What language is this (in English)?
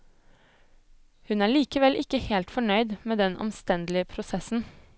Norwegian